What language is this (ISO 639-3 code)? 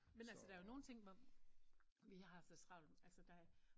dan